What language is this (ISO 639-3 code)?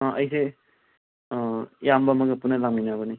mni